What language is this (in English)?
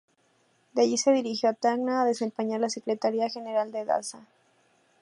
Spanish